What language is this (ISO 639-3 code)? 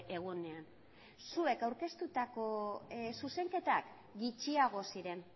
eus